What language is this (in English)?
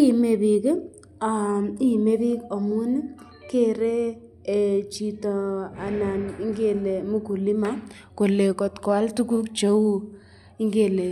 Kalenjin